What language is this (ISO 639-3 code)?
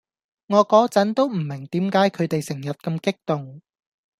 yue